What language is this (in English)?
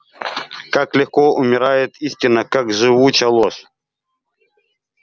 Russian